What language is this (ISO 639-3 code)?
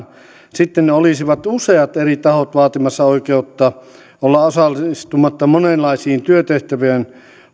fin